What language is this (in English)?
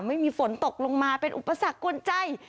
Thai